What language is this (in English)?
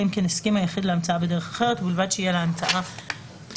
Hebrew